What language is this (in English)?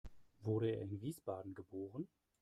German